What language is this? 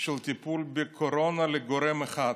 Hebrew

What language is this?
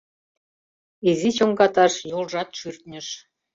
Mari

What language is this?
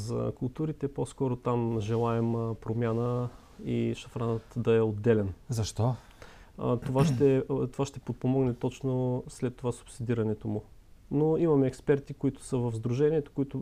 Bulgarian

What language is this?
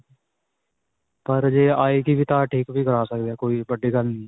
Punjabi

